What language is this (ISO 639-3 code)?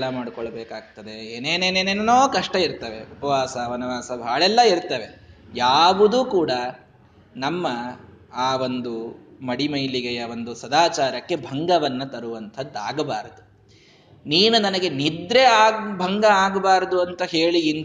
kan